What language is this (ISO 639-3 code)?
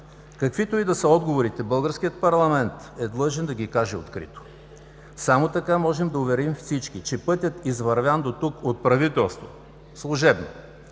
bul